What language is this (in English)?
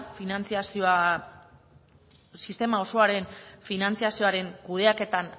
Basque